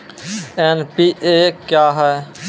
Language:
Maithili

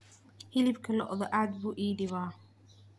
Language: Somali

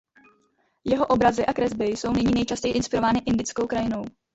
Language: Czech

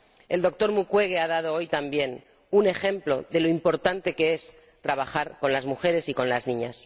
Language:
Spanish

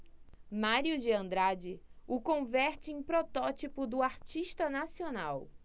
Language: Portuguese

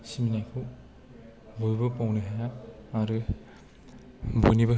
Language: Bodo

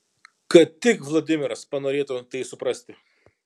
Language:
Lithuanian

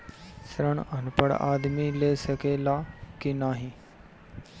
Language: Bhojpuri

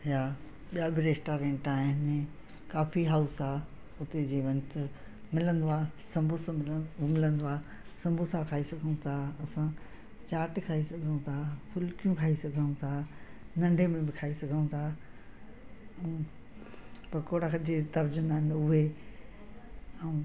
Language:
Sindhi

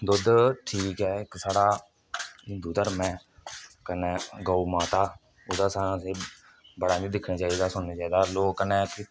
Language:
Dogri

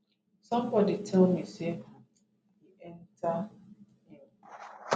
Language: Nigerian Pidgin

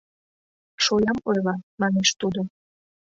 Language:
Mari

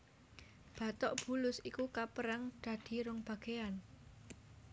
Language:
Javanese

